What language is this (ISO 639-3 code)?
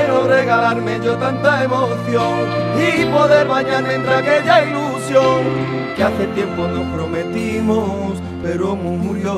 spa